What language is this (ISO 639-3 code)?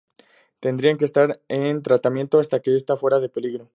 spa